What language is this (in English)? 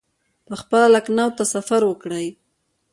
Pashto